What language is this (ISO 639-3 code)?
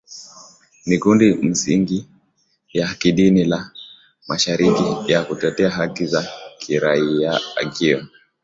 swa